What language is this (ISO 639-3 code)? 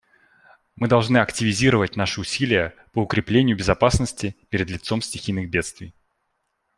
rus